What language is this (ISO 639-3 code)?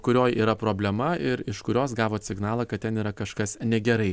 lit